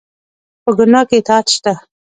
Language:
Pashto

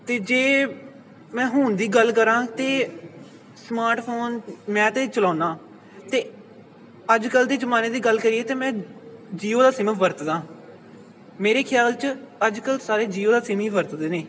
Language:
Punjabi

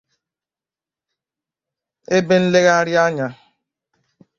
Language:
Igbo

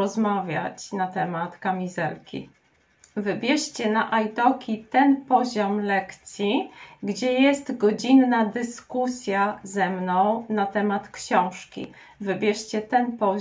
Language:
Polish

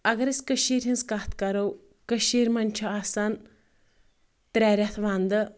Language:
Kashmiri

